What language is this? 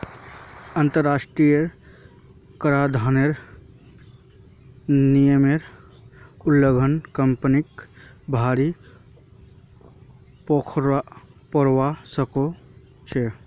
Magahi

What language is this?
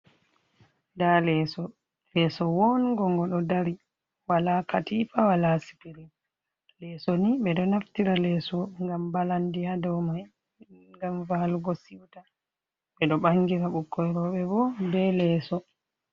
Fula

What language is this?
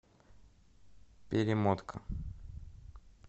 Russian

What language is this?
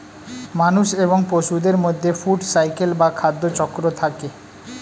Bangla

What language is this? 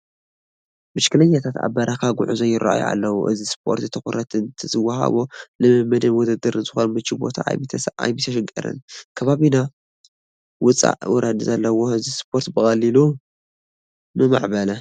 Tigrinya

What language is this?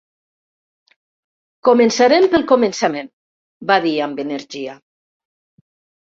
Catalan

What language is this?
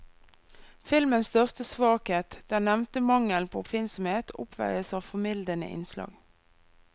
Norwegian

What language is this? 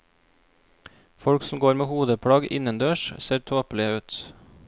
Norwegian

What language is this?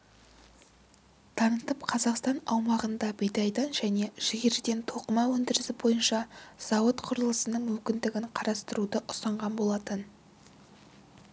Kazakh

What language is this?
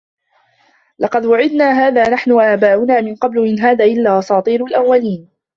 Arabic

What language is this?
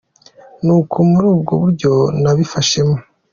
Kinyarwanda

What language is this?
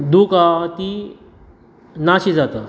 Konkani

